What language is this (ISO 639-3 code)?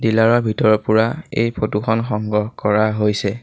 asm